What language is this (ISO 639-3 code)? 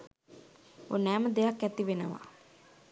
sin